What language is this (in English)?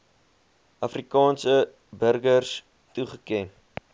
Afrikaans